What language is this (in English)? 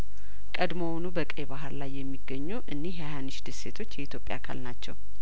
Amharic